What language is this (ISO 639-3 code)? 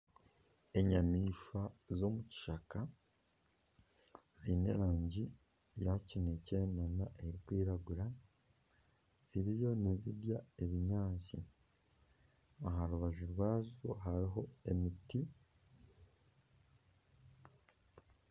nyn